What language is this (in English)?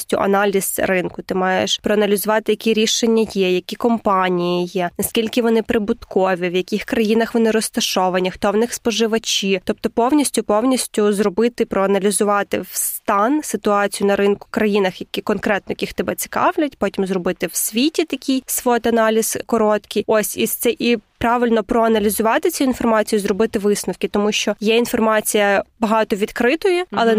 Ukrainian